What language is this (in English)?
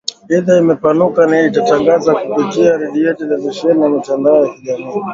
Swahili